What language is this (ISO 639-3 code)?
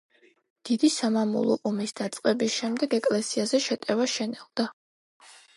kat